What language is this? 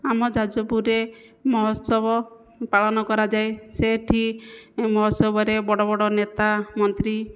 Odia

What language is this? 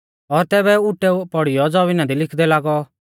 Mahasu Pahari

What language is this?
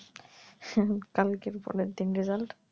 Bangla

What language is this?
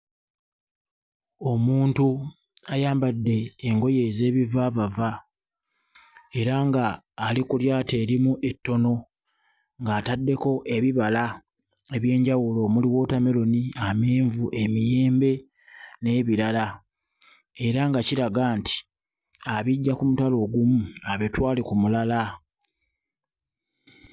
Ganda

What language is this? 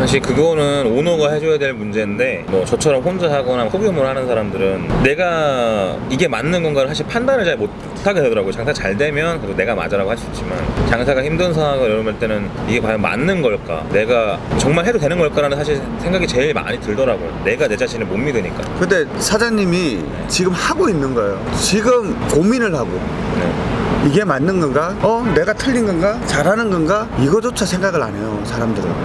Korean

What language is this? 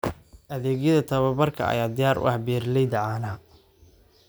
Somali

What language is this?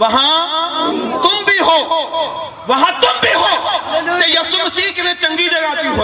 Urdu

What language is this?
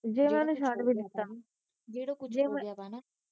Punjabi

